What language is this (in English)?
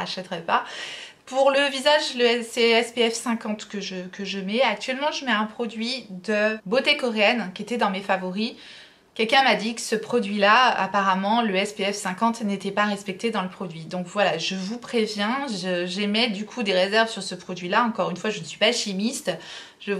French